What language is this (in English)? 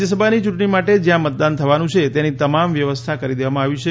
Gujarati